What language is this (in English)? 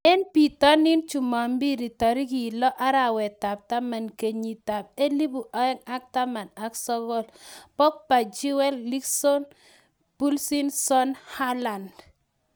Kalenjin